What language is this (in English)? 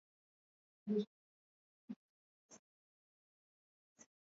Swahili